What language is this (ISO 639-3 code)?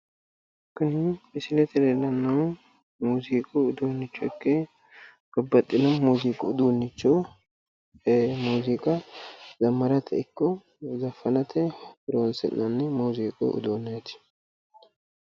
sid